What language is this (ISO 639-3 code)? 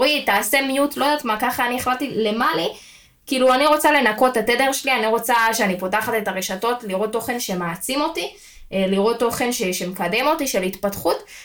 heb